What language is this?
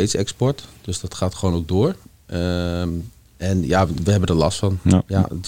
Dutch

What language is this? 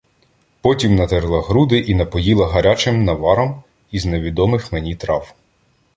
Ukrainian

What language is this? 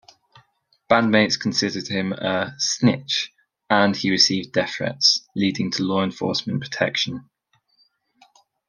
English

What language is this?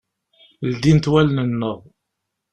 Kabyle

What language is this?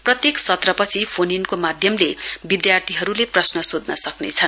Nepali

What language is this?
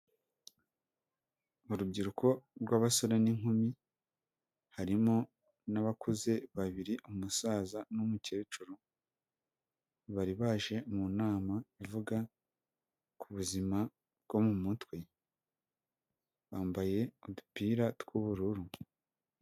Kinyarwanda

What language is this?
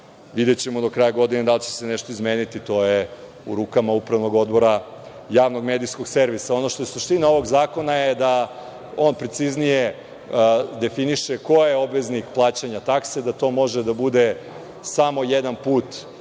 Serbian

